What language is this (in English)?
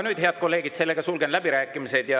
Estonian